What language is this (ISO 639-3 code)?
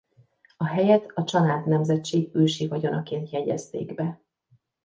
hun